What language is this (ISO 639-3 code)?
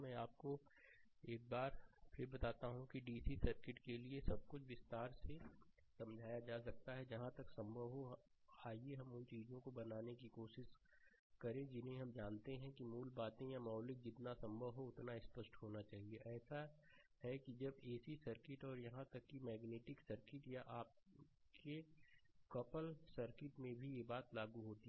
hin